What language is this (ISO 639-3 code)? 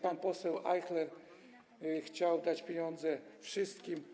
pol